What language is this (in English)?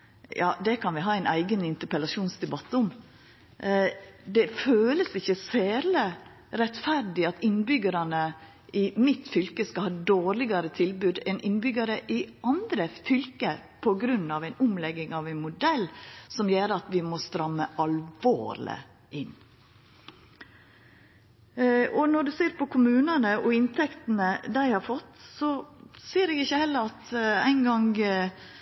Norwegian Nynorsk